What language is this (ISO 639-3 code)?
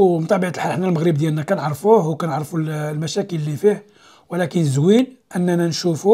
ara